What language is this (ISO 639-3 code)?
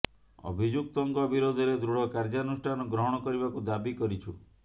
ori